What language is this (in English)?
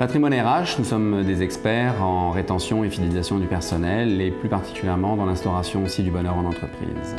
French